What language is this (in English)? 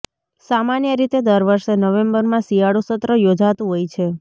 Gujarati